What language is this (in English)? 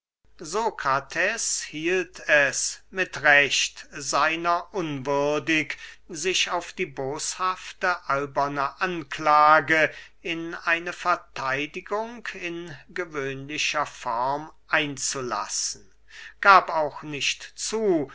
German